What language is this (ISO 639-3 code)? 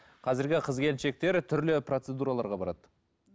kaz